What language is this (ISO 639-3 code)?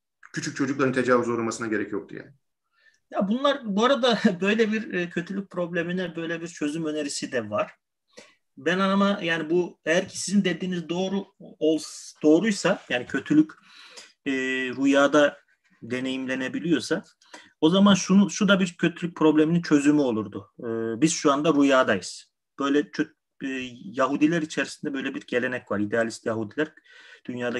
tur